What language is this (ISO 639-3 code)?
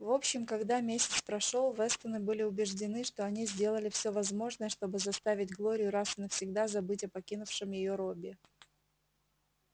rus